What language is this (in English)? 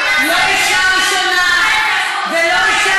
Hebrew